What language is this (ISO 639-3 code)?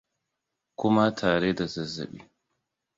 hau